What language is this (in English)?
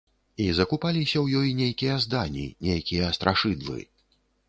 Belarusian